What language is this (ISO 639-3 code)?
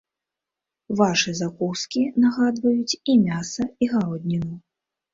bel